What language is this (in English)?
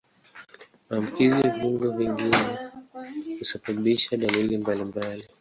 Swahili